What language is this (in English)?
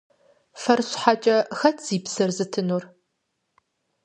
Kabardian